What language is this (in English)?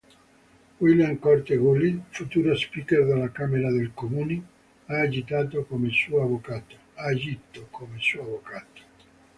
Italian